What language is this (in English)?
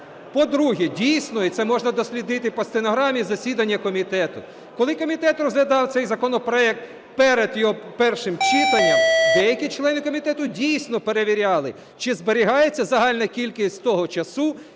Ukrainian